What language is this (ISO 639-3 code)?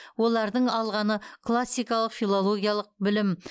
kaz